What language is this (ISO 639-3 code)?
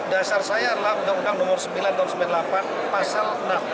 ind